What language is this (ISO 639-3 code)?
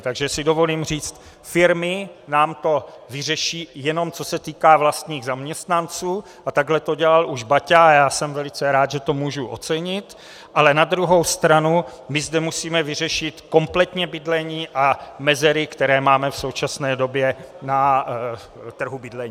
ces